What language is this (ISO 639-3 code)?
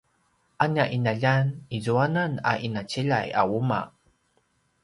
pwn